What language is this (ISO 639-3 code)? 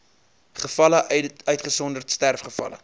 afr